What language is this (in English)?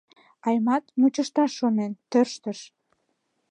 Mari